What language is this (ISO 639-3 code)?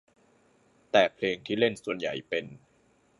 tha